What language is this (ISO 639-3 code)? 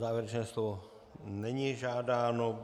ces